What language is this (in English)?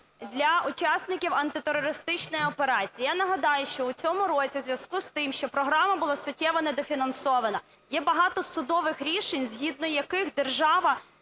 Ukrainian